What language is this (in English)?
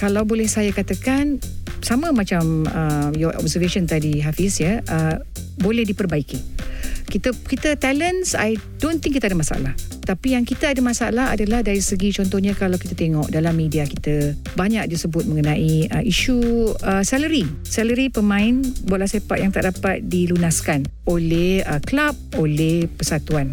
Malay